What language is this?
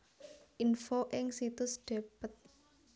Javanese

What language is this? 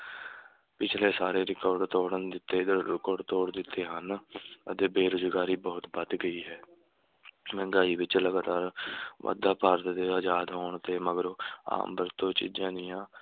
Punjabi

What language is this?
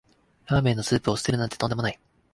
Japanese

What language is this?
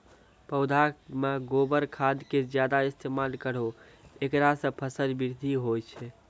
Maithili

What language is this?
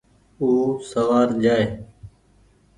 Goaria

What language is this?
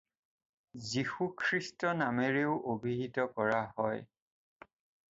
Assamese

